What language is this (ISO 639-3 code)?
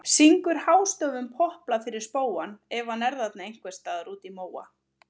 isl